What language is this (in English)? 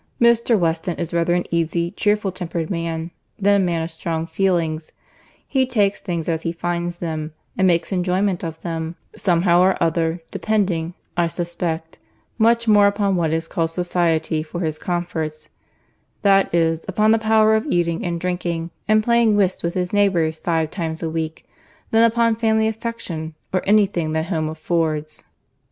English